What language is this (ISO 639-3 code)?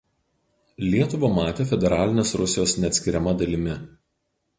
lit